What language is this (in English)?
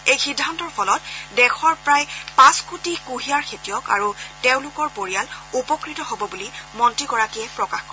Assamese